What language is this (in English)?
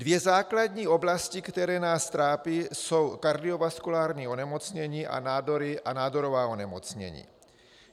Czech